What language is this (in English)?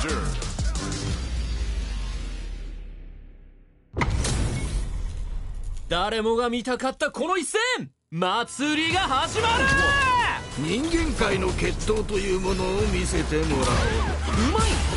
Japanese